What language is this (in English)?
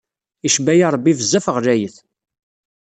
Kabyle